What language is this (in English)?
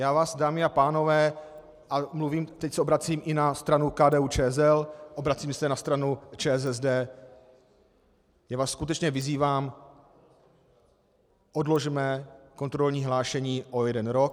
Czech